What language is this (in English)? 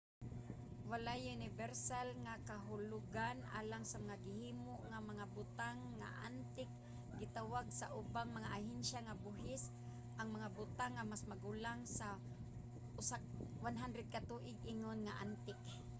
Cebuano